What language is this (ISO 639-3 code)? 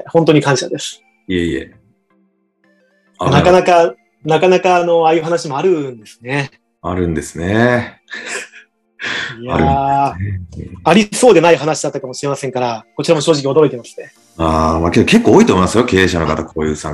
jpn